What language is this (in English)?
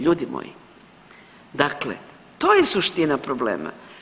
Croatian